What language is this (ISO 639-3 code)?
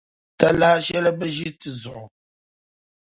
dag